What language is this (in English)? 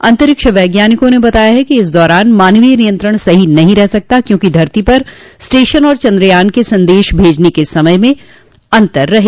Hindi